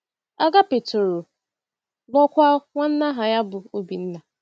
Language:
Igbo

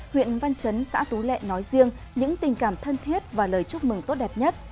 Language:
Vietnamese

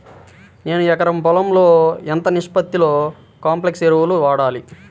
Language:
Telugu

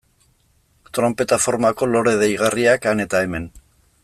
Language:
Basque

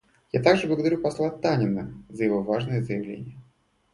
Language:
Russian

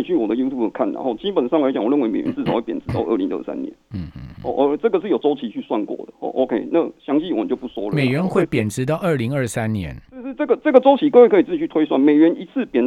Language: Chinese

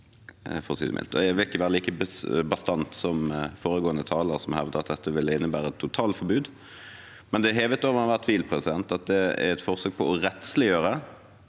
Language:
Norwegian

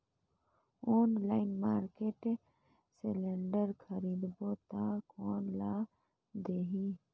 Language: Chhattisgarhi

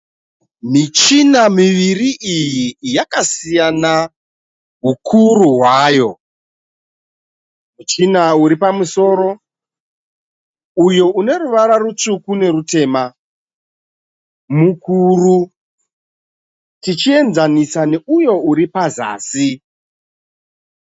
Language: Shona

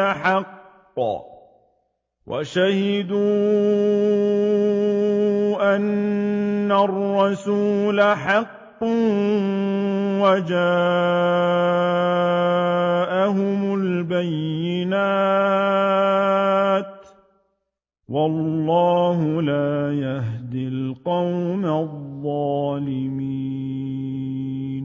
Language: Arabic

